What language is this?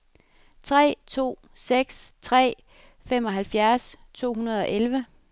Danish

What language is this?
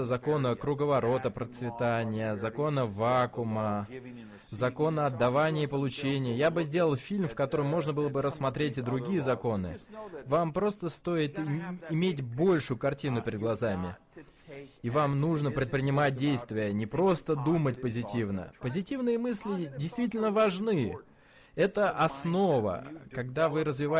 Russian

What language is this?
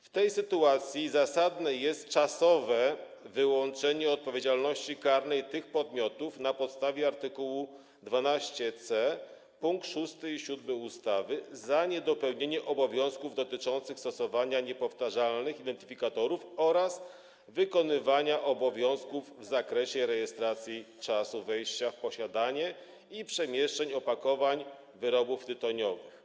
Polish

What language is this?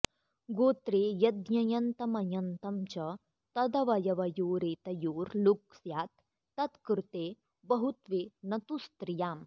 Sanskrit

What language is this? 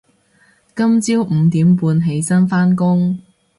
Cantonese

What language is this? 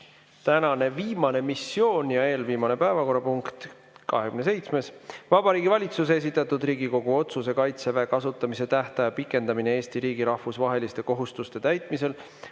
Estonian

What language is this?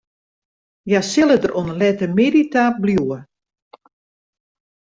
Western Frisian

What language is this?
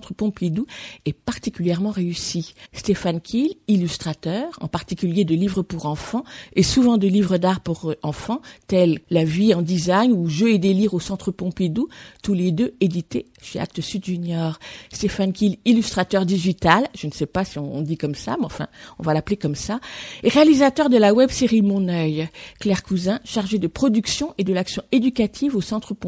French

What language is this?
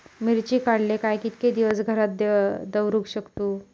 Marathi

